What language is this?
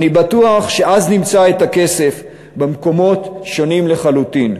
Hebrew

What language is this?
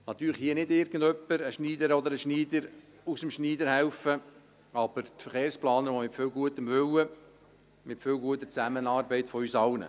Swiss German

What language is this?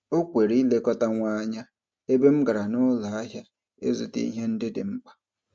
Igbo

